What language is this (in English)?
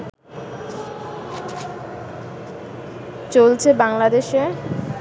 Bangla